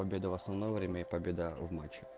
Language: Russian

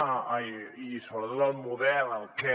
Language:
Catalan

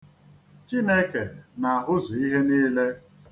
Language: Igbo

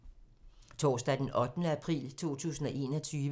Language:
Danish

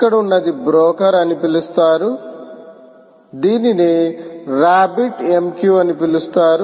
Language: Telugu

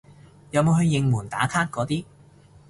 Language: Cantonese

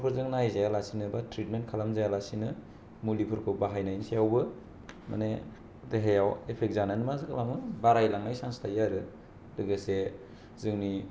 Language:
Bodo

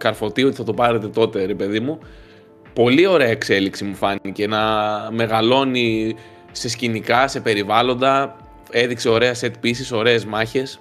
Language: Greek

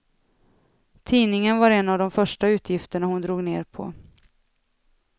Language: Swedish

